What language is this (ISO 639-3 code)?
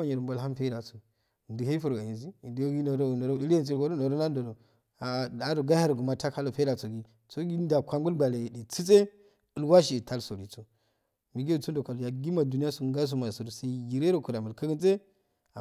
aal